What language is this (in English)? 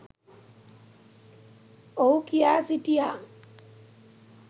Sinhala